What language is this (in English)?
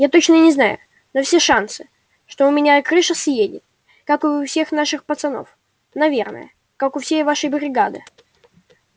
Russian